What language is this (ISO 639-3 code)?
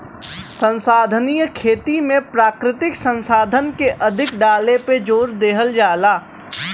bho